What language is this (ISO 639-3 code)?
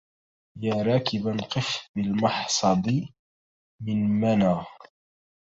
ara